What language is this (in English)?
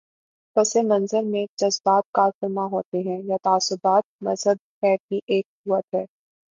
Urdu